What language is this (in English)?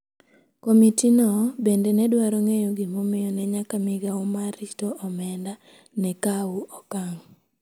Luo (Kenya and Tanzania)